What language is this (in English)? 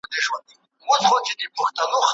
Pashto